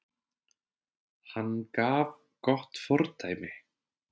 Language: Icelandic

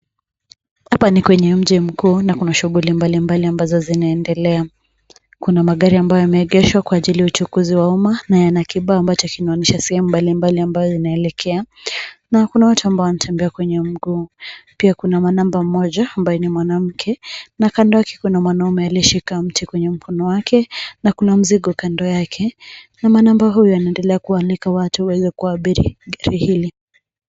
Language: Swahili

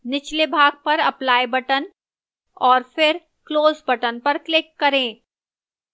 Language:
Hindi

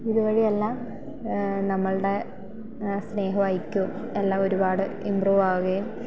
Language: Malayalam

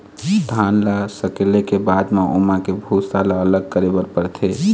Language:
Chhattisgarhi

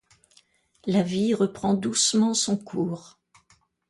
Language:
French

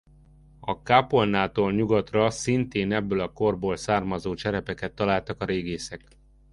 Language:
Hungarian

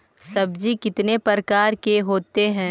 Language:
Magahi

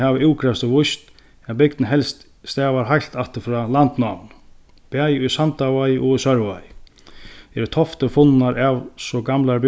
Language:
Faroese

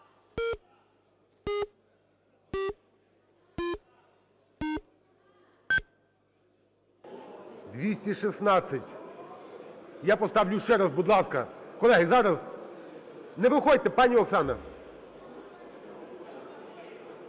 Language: Ukrainian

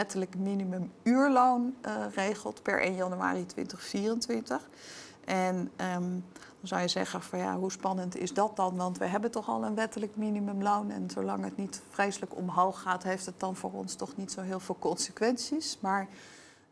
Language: Dutch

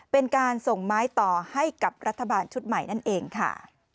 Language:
Thai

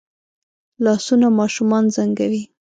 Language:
Pashto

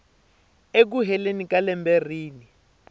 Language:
Tsonga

